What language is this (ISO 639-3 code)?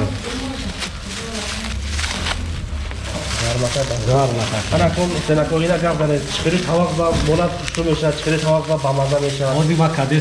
tur